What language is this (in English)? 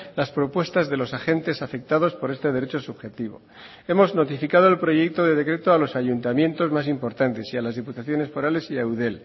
Spanish